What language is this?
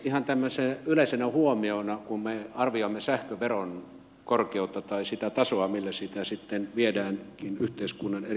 Finnish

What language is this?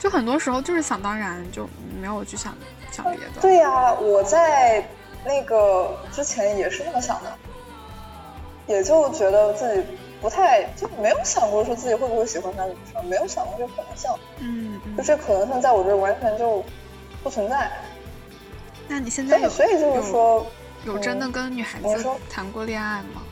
Chinese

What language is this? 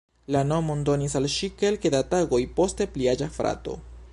Esperanto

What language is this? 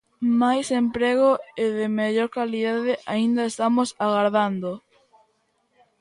Galician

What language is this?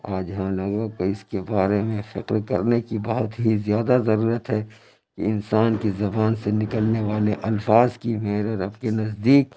Urdu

